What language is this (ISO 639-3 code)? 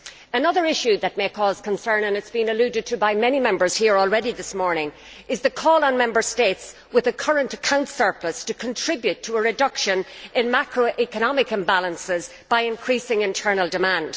eng